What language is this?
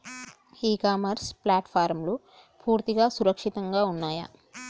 Telugu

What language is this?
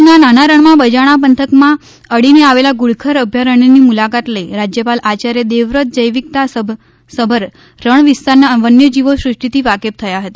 Gujarati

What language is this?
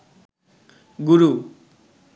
Bangla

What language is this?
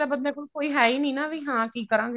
Punjabi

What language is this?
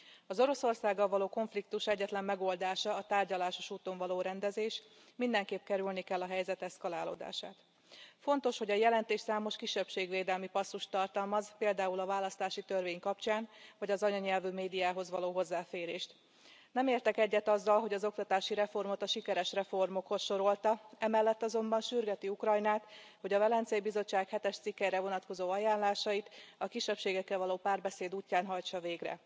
Hungarian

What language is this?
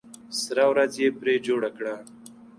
Pashto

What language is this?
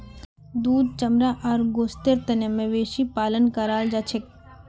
Magahi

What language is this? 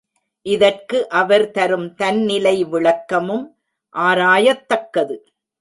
Tamil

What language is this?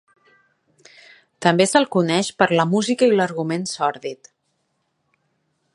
Catalan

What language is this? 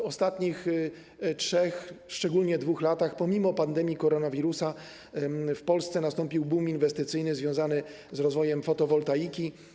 Polish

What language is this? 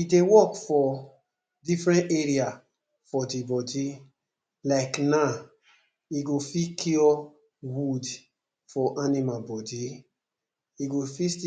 Nigerian Pidgin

